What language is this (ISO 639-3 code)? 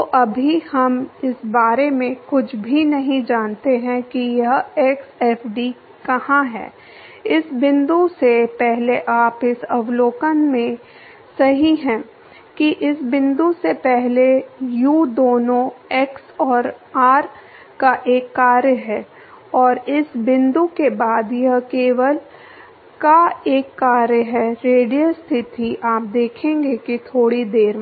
hin